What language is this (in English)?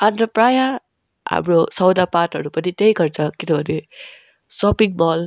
Nepali